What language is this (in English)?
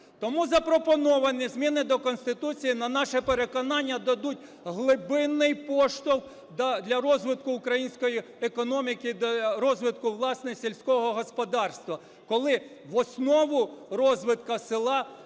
Ukrainian